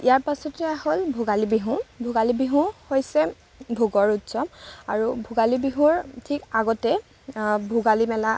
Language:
Assamese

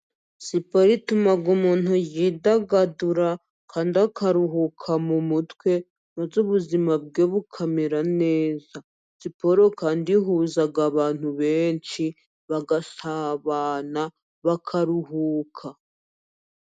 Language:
Kinyarwanda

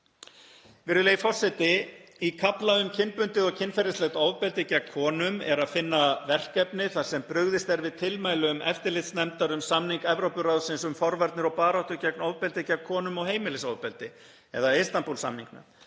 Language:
Icelandic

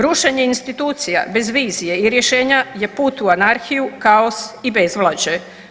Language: Croatian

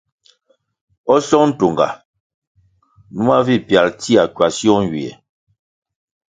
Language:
Kwasio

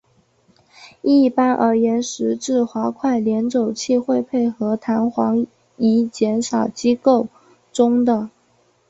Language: Chinese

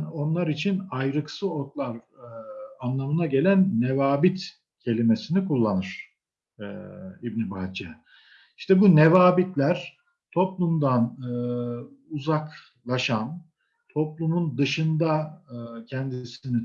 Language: Turkish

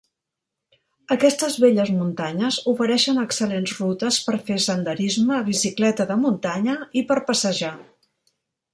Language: Catalan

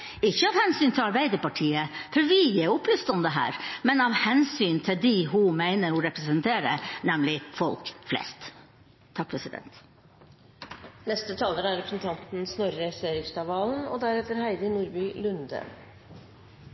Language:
Norwegian Bokmål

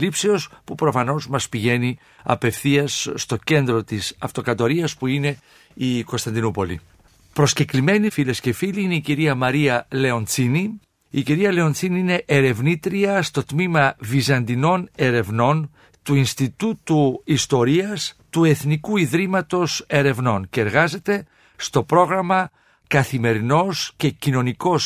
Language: Greek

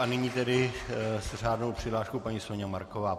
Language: Czech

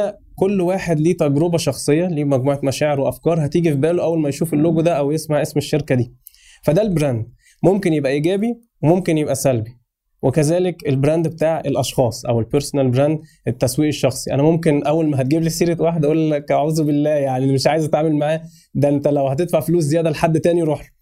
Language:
Arabic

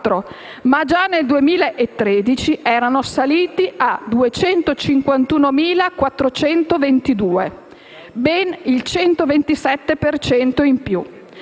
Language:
Italian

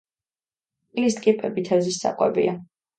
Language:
Georgian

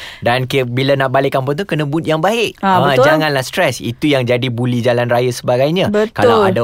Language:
Malay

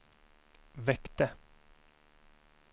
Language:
Swedish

